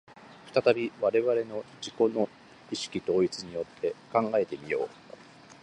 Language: Japanese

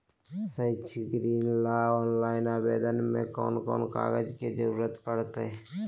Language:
Magahi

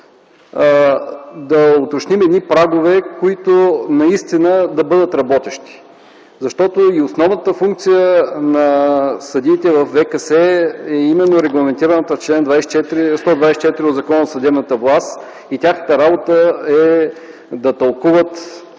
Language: Bulgarian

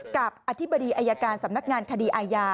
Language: Thai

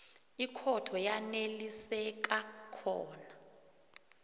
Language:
South Ndebele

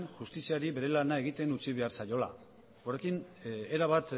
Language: Basque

